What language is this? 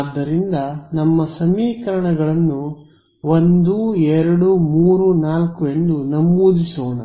Kannada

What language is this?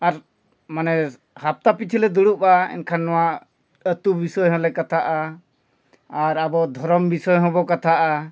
Santali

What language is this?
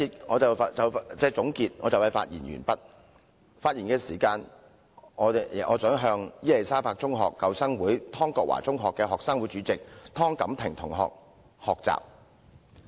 Cantonese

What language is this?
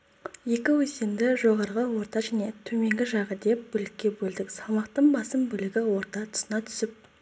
Kazakh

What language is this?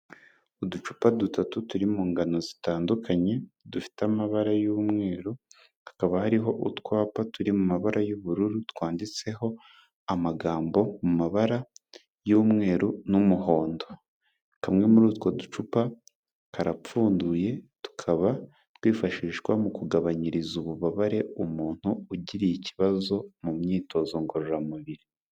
Kinyarwanda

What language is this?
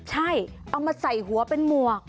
Thai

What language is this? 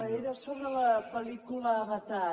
Catalan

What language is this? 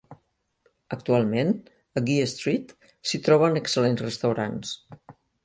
Catalan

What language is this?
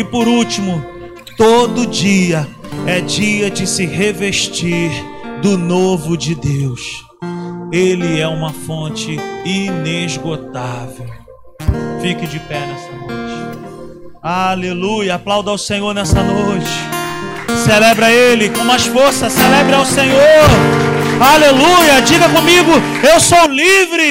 Portuguese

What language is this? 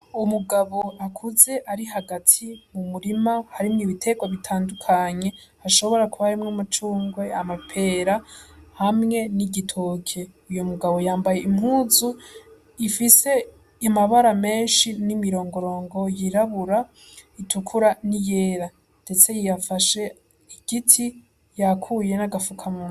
Rundi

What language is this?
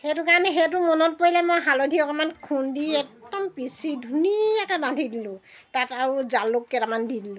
Assamese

